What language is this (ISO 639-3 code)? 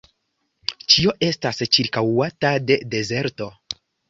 epo